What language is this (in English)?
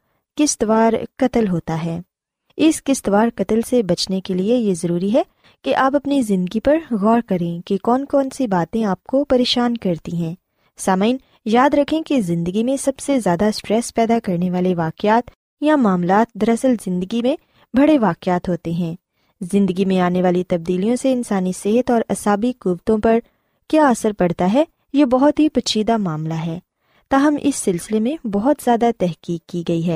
Urdu